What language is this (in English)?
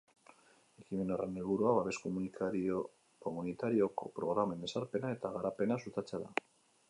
Basque